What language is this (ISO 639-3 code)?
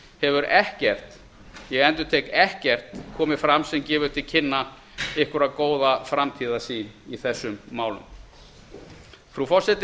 isl